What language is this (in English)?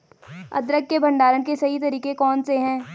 Hindi